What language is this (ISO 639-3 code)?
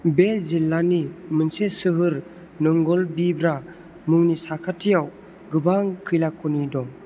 brx